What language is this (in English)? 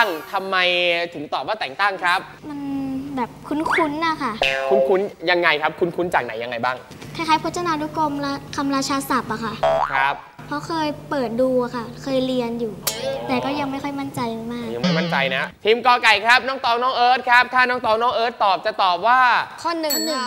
Thai